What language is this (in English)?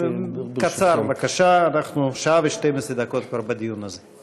Hebrew